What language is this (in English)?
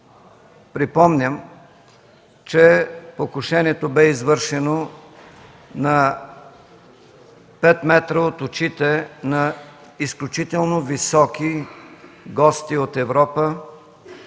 Bulgarian